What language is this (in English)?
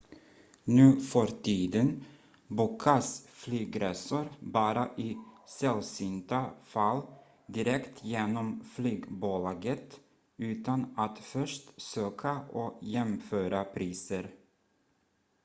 Swedish